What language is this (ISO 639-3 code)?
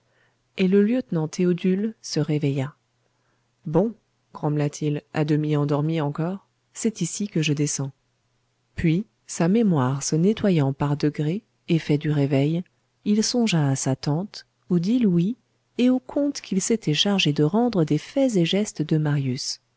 fra